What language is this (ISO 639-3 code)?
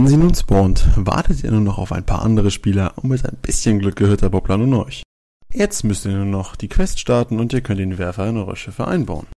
deu